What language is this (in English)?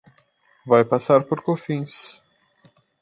Portuguese